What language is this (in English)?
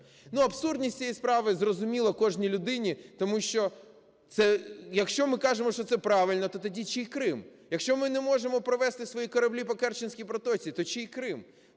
Ukrainian